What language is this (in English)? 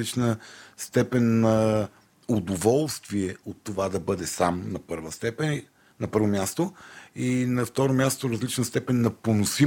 Bulgarian